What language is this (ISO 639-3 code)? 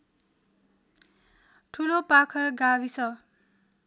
nep